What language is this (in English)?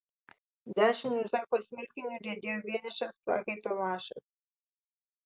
Lithuanian